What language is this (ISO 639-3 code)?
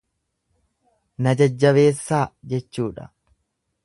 orm